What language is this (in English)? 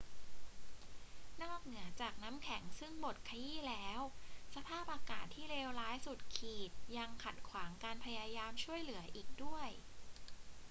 Thai